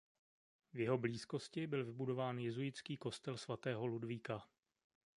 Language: Czech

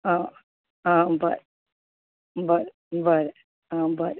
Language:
Konkani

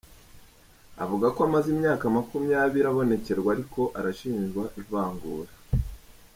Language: Kinyarwanda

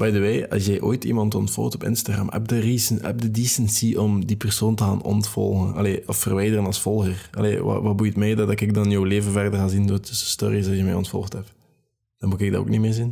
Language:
Dutch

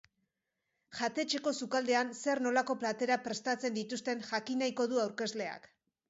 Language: Basque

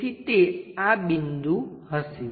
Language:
Gujarati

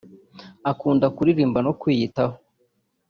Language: Kinyarwanda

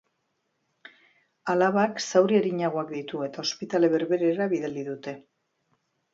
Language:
Basque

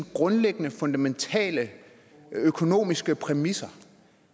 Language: Danish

